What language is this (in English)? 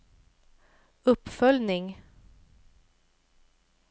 Swedish